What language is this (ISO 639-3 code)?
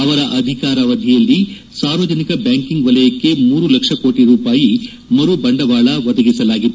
kan